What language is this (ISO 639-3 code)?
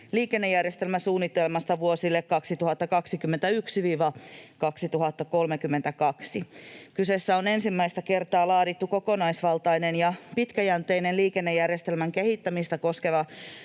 fin